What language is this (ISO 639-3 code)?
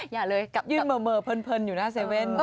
tha